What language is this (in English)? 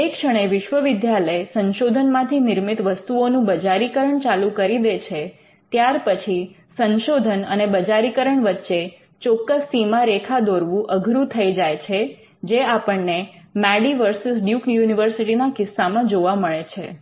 Gujarati